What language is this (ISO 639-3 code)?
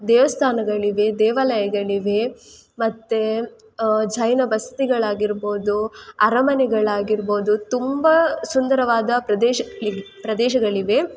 kan